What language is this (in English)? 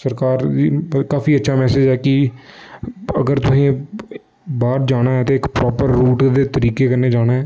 Dogri